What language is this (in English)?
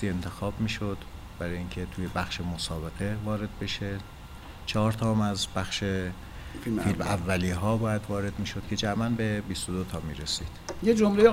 Persian